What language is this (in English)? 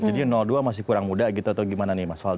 Indonesian